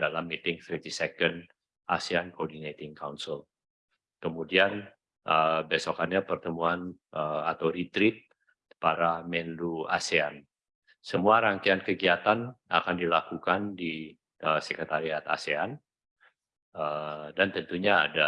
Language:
Indonesian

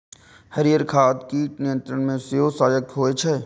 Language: Maithili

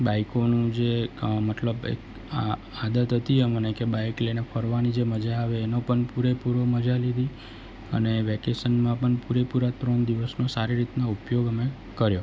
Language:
Gujarati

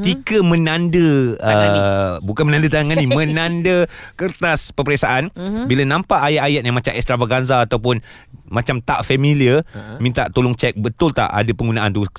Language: Malay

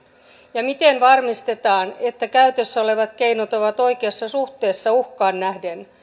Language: Finnish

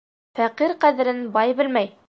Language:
Bashkir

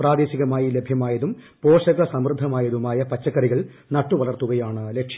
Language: Malayalam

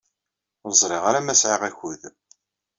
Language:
Kabyle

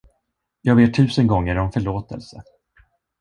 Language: Swedish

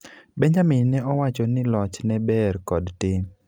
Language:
Luo (Kenya and Tanzania)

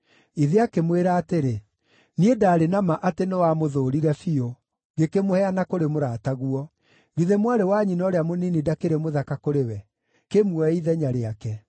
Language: Kikuyu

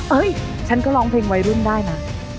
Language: Thai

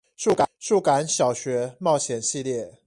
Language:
Chinese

